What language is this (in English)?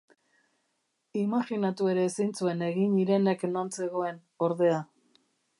Basque